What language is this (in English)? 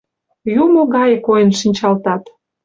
Mari